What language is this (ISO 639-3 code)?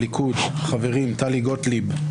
heb